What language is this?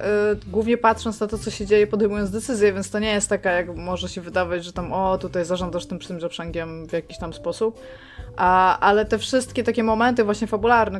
Polish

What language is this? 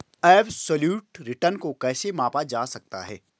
Hindi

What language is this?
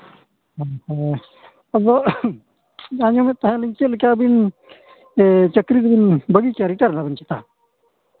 Santali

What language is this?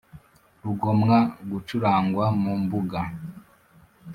Kinyarwanda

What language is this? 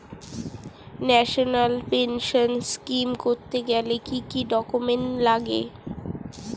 Bangla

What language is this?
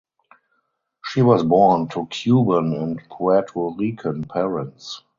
English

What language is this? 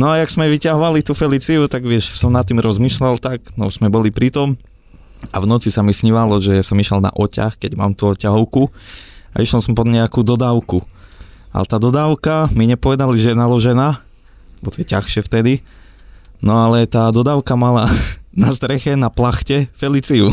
Slovak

